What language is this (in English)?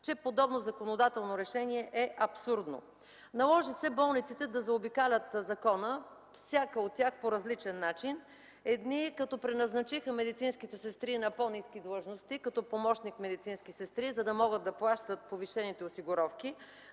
Bulgarian